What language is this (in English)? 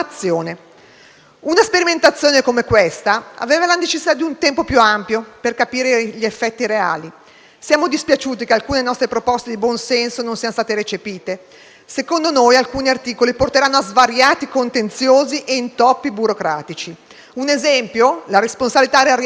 Italian